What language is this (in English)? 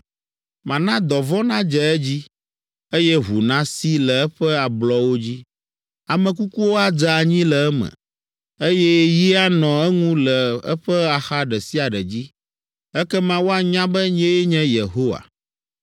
Ewe